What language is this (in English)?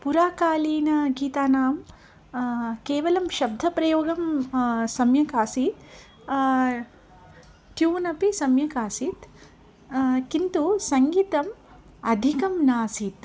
Sanskrit